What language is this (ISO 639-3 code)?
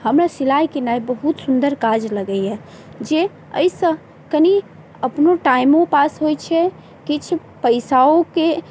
mai